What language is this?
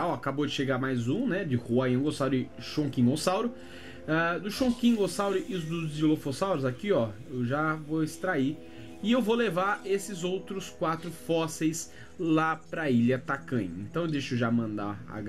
Portuguese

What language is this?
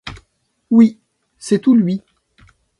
French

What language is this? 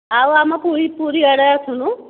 Odia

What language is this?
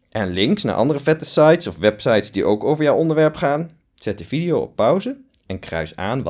Dutch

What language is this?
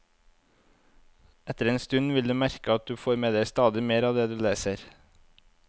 Norwegian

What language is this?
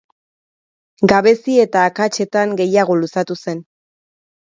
Basque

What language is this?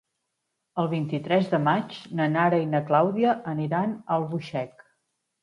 Catalan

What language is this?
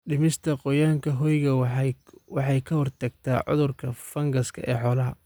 Somali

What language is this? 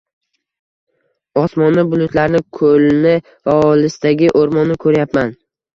Uzbek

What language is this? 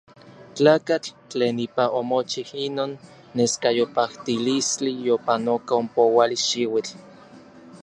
Orizaba Nahuatl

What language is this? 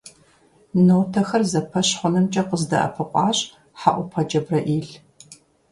Kabardian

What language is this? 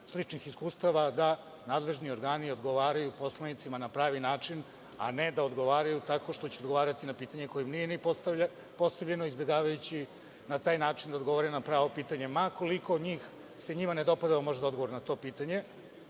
Serbian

